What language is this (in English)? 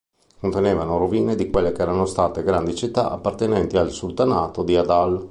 Italian